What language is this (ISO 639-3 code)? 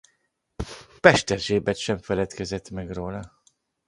hun